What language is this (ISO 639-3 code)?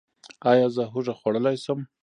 pus